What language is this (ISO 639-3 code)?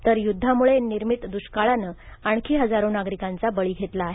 mar